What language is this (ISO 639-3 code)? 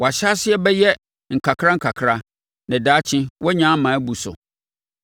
aka